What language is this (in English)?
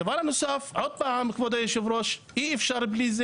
Hebrew